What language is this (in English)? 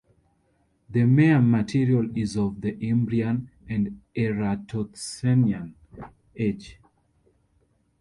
English